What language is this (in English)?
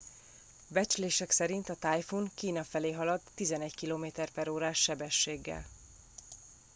Hungarian